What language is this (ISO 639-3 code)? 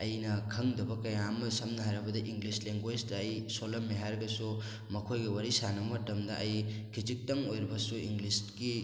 mni